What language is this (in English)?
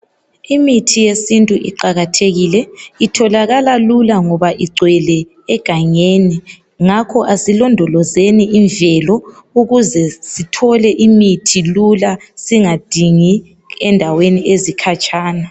North Ndebele